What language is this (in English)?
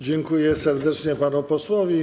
Polish